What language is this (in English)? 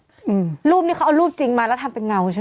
Thai